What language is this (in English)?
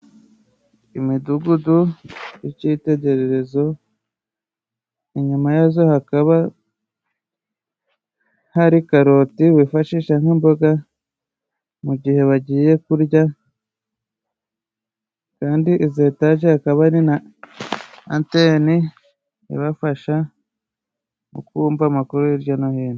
Kinyarwanda